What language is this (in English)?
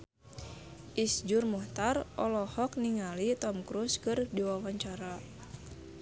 Sundanese